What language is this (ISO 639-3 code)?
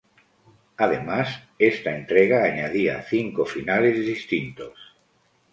spa